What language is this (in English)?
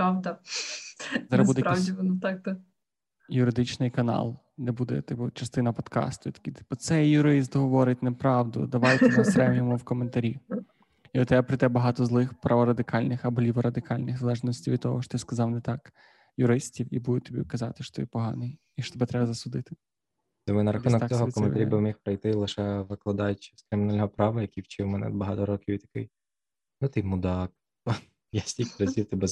Ukrainian